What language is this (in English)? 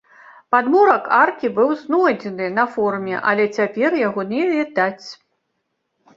Belarusian